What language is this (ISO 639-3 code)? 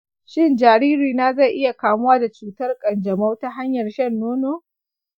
hau